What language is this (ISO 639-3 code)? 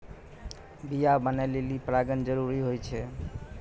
mai